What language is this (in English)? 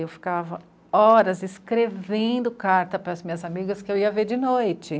Portuguese